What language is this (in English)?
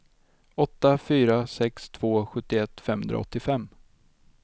Swedish